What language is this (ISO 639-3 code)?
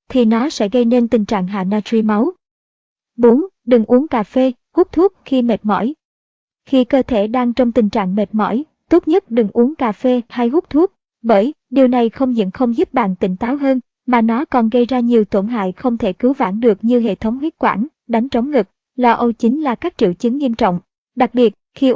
vie